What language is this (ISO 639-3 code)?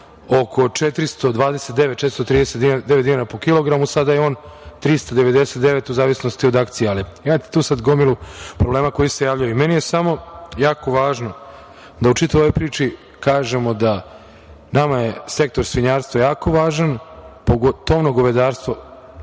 srp